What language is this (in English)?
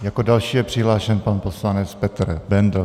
Czech